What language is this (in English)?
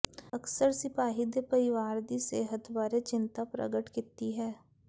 Punjabi